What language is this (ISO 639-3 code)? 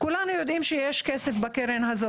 heb